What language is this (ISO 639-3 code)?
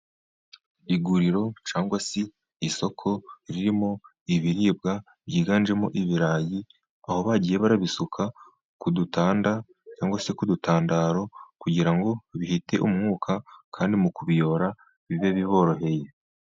kin